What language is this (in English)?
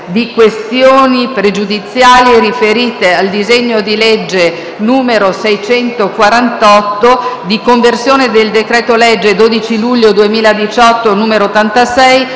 Italian